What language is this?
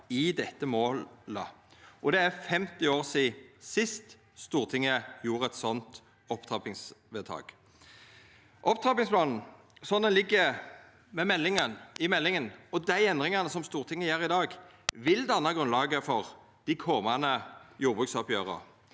Norwegian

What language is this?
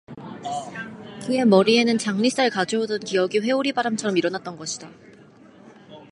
Korean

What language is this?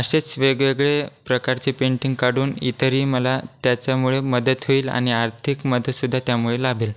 Marathi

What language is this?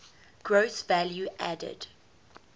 English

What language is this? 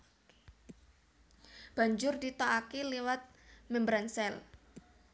Javanese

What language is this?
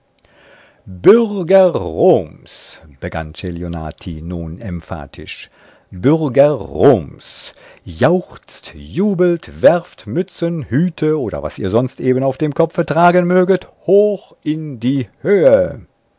German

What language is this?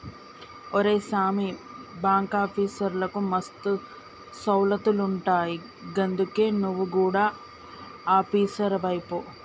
Telugu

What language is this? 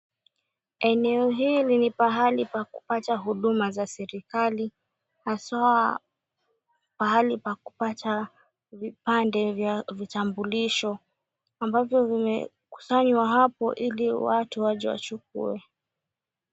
Swahili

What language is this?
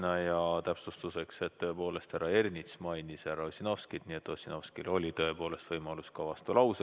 Estonian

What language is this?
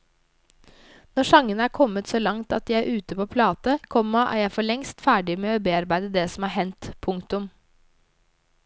Norwegian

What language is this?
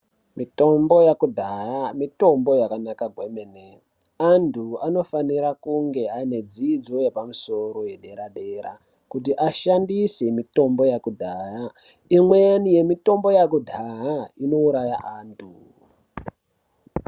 Ndau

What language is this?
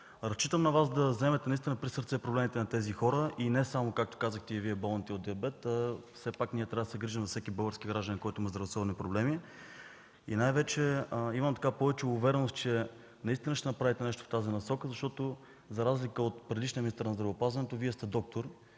Bulgarian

